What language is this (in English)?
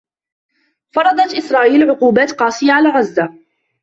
Arabic